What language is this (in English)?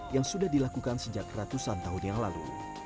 Indonesian